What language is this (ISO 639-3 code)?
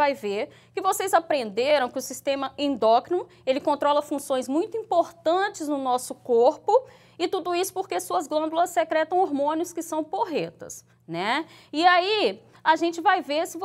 por